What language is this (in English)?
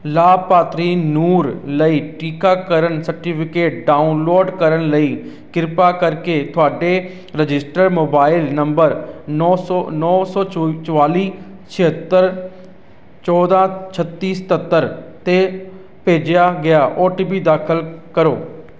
Punjabi